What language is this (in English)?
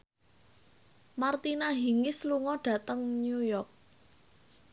Javanese